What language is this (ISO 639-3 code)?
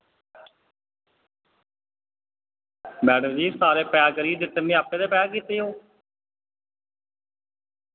doi